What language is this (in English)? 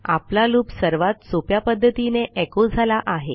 Marathi